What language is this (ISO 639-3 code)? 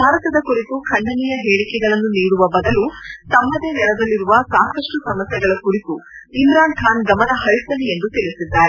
kan